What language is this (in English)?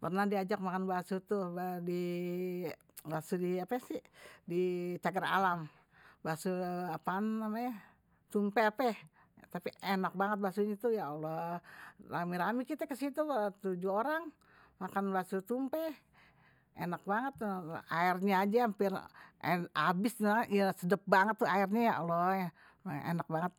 Betawi